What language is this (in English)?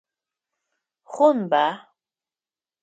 Adyghe